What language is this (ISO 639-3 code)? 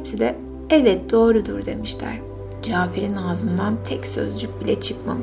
tur